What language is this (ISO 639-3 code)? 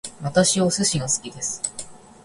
jpn